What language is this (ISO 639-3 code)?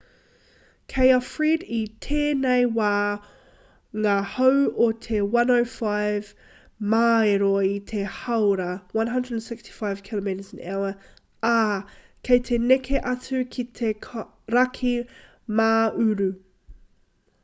mri